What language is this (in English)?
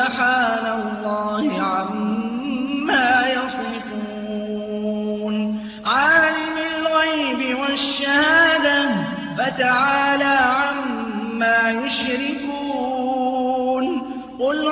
Arabic